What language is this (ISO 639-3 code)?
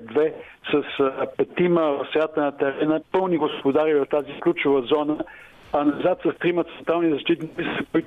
bul